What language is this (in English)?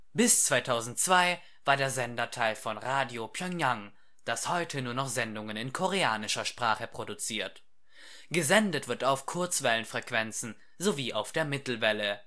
German